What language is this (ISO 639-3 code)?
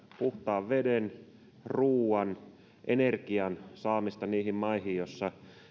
fin